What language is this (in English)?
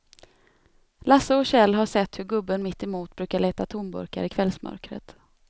Swedish